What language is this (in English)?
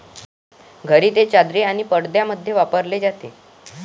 Marathi